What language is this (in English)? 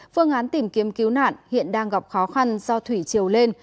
Vietnamese